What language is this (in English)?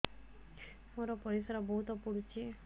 Odia